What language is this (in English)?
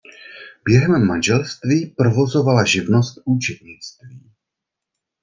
Czech